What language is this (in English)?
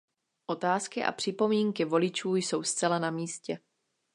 Czech